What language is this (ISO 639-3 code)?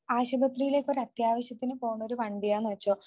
mal